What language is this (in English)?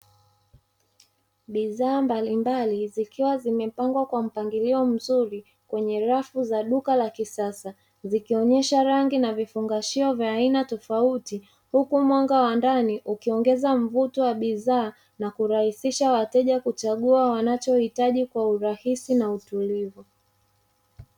Swahili